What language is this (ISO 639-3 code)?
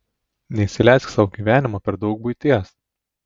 lit